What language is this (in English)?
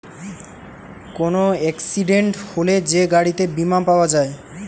Bangla